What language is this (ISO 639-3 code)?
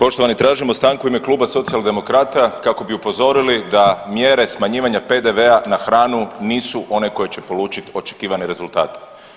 hrv